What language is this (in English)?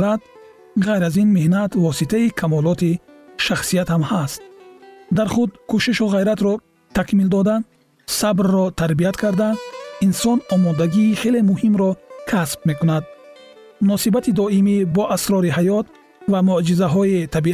Persian